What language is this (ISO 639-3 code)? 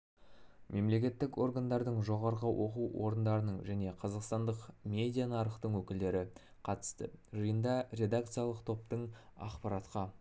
kaz